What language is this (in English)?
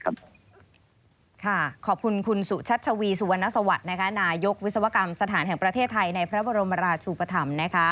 Thai